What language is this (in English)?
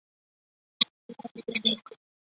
Chinese